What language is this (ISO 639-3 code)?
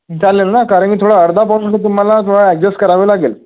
mar